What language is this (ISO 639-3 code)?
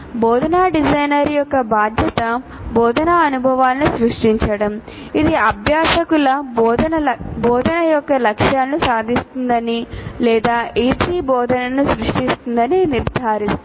tel